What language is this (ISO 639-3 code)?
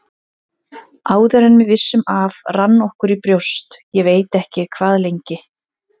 isl